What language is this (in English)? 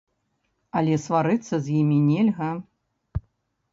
Belarusian